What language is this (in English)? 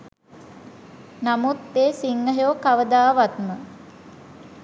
Sinhala